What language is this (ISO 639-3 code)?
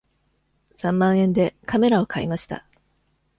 jpn